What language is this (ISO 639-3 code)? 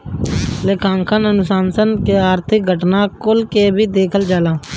bho